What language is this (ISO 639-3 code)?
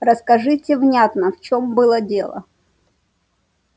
rus